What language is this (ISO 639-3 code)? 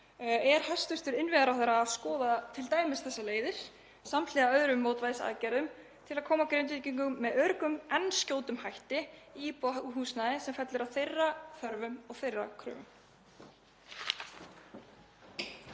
isl